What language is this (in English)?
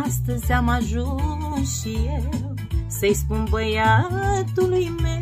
Romanian